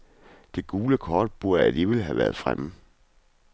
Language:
Danish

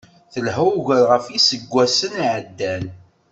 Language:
Kabyle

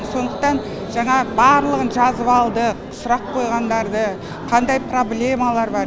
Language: Kazakh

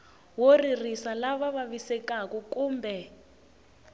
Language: Tsonga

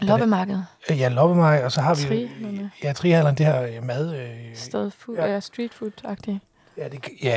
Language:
Danish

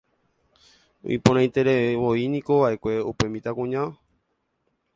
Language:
Guarani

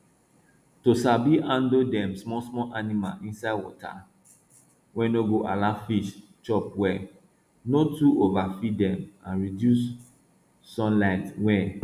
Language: Nigerian Pidgin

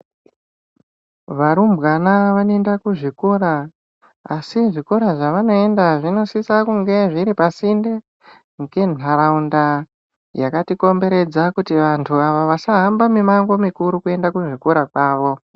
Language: Ndau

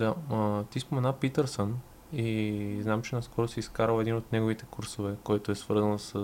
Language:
Bulgarian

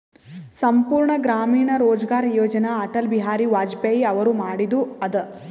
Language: Kannada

